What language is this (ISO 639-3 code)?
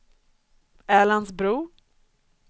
swe